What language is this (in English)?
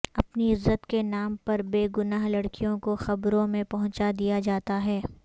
Urdu